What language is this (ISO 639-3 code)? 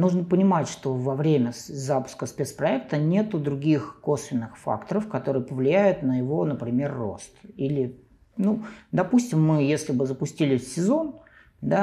rus